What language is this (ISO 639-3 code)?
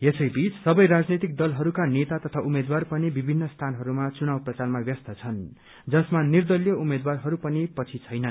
nep